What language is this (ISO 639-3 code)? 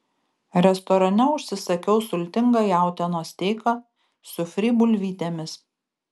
lit